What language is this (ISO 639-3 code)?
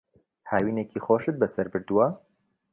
ckb